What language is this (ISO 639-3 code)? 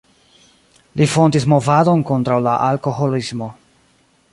epo